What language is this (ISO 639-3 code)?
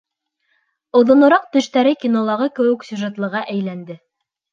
bak